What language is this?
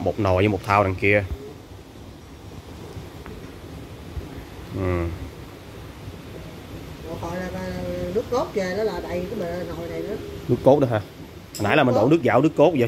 Vietnamese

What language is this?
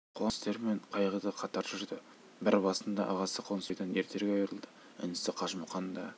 Kazakh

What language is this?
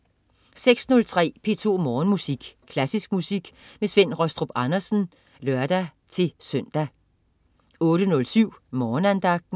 Danish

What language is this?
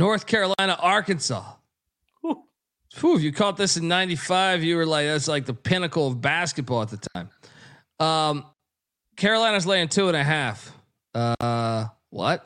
English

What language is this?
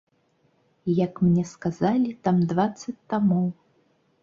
Belarusian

